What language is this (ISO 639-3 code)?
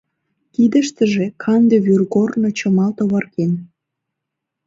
chm